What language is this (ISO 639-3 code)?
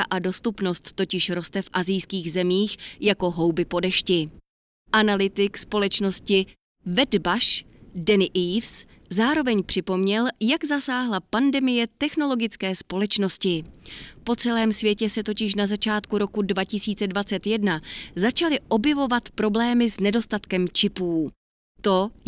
ces